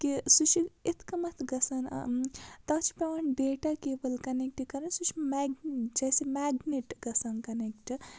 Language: Kashmiri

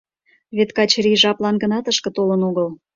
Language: Mari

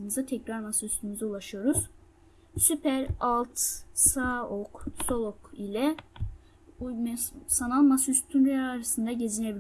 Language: Turkish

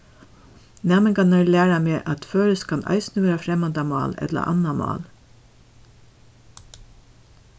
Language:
Faroese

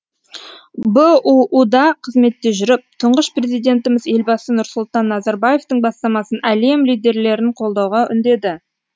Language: Kazakh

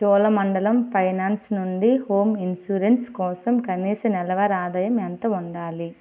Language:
Telugu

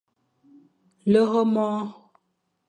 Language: Fang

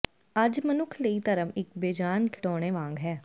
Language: Punjabi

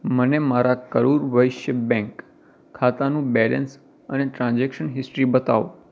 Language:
Gujarati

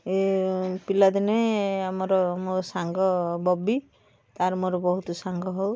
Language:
Odia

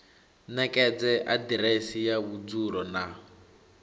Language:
Venda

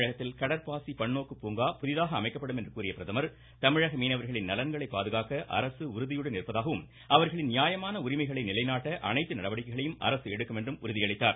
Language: Tamil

